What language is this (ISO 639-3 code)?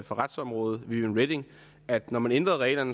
dan